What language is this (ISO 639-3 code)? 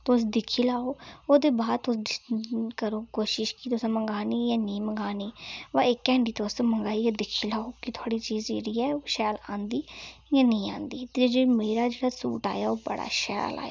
doi